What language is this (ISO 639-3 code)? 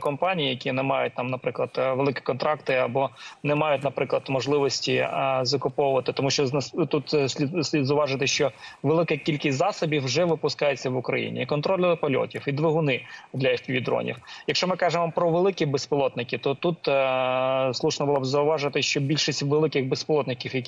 ukr